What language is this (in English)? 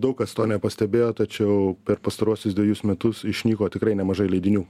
Lithuanian